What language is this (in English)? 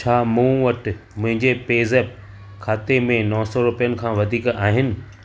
Sindhi